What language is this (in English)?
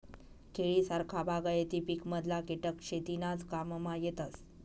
Marathi